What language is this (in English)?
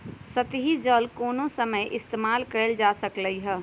Magahi